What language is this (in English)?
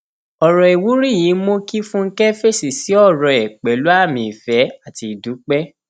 Yoruba